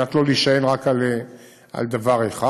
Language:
Hebrew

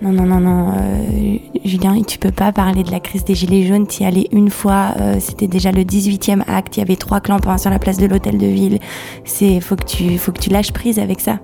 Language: French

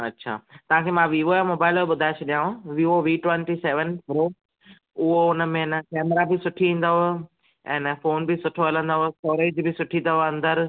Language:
Sindhi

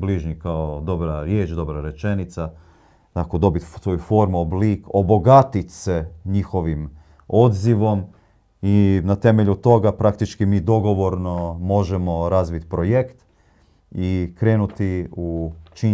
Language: Croatian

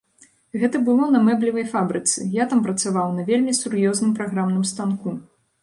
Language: Belarusian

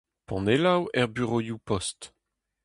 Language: Breton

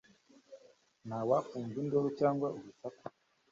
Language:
Kinyarwanda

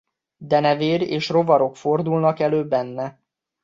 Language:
Hungarian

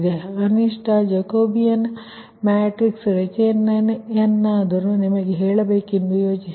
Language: Kannada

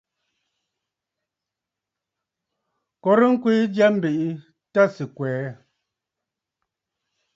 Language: Bafut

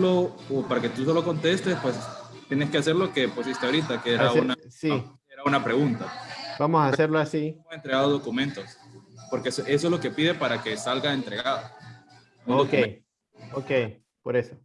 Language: Spanish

